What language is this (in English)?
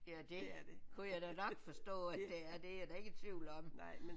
Danish